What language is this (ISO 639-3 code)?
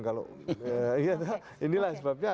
ind